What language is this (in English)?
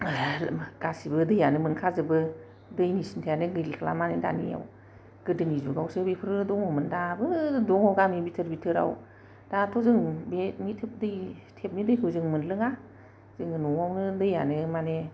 Bodo